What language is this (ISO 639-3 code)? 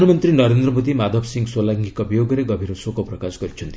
ori